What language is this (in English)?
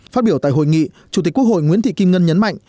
Vietnamese